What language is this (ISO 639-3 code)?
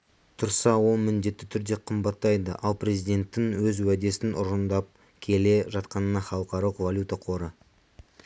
kaz